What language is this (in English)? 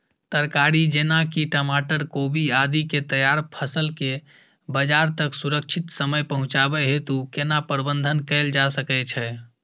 Maithili